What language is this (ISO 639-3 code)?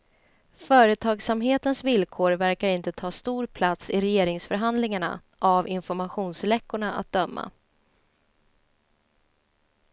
swe